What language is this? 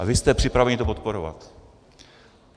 Czech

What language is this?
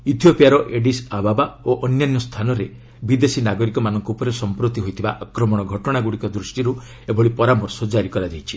Odia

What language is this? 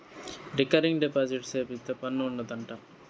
Telugu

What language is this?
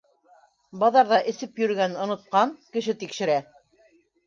Bashkir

